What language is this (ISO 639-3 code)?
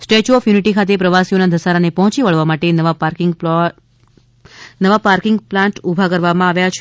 guj